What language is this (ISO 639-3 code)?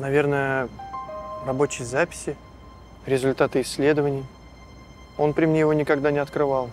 rus